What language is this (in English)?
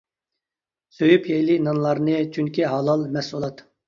Uyghur